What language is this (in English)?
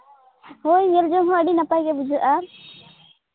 Santali